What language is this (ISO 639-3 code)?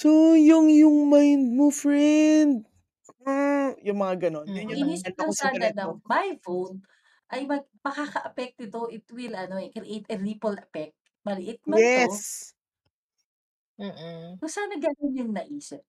fil